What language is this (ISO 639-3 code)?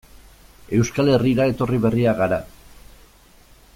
eus